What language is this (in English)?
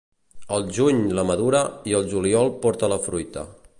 Catalan